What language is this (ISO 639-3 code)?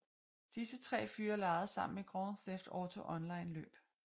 dan